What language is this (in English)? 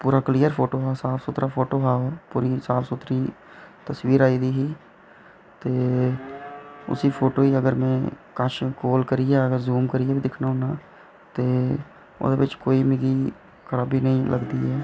Dogri